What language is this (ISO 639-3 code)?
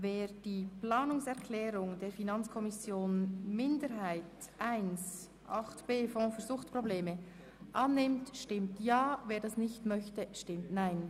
gsw